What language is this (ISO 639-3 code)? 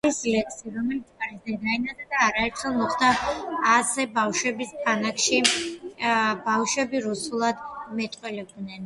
kat